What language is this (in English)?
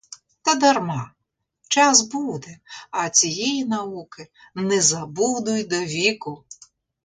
Ukrainian